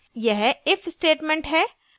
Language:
Hindi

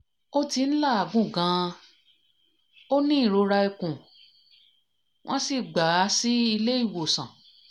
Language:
Yoruba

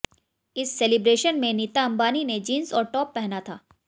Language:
Hindi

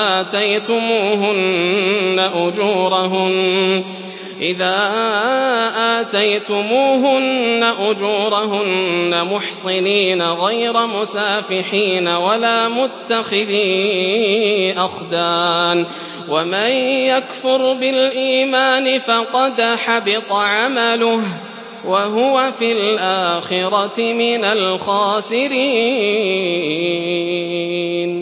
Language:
Arabic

